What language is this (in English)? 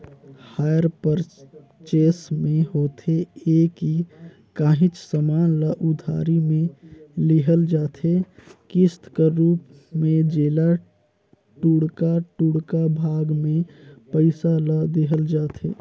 Chhattisgarhi